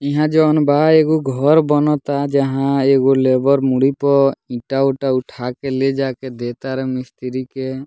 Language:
Bhojpuri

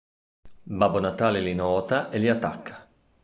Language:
Italian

